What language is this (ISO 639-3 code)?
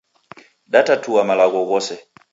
dav